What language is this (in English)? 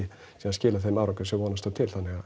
Icelandic